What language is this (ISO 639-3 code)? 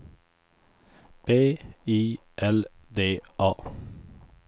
swe